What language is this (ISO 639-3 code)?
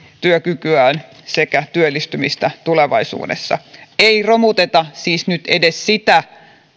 fin